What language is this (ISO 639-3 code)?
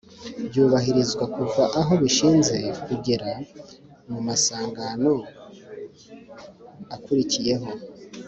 kin